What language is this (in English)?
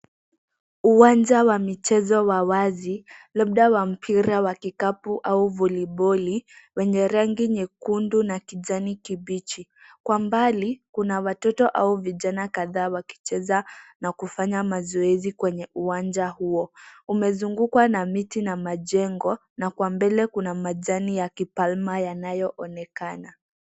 Swahili